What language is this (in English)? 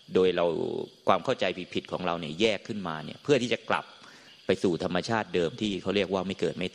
Thai